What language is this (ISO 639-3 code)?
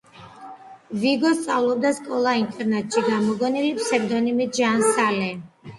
kat